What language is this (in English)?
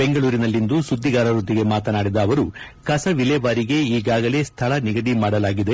Kannada